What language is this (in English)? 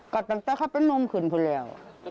Thai